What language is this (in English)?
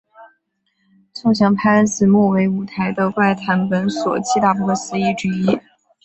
Chinese